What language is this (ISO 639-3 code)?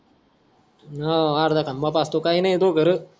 mar